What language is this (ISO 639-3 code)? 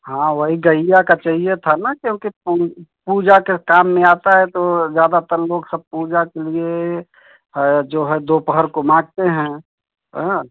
hin